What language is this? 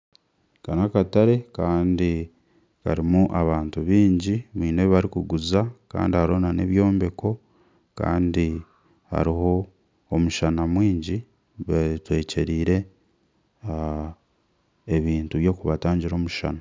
Nyankole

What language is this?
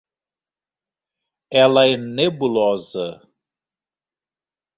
Portuguese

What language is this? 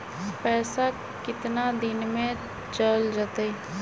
Magahi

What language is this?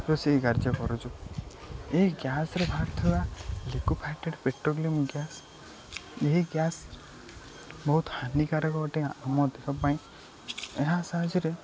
Odia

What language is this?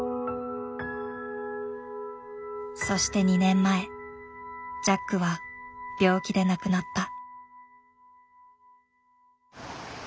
Japanese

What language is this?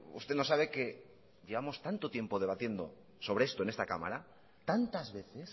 Spanish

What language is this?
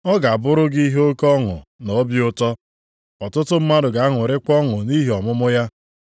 Igbo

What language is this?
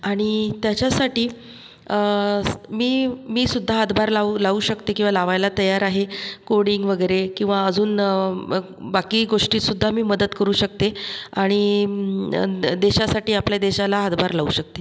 Marathi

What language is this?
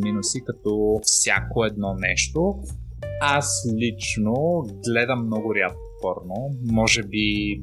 Bulgarian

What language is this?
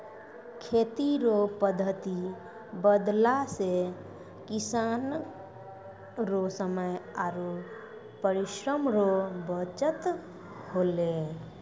Maithili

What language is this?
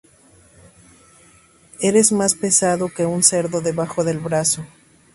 Spanish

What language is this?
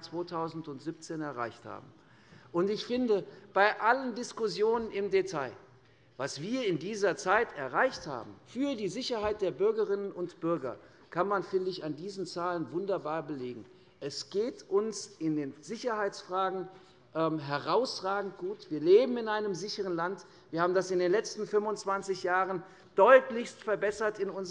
German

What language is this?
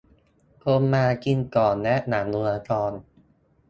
Thai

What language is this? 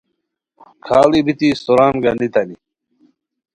Khowar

